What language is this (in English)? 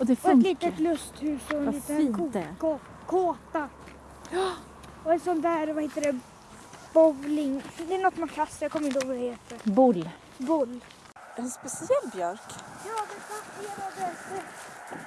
Swedish